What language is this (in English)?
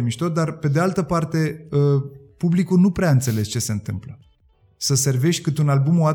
Romanian